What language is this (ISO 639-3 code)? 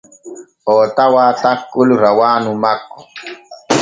fue